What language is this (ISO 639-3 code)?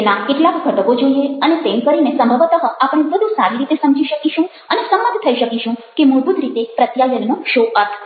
guj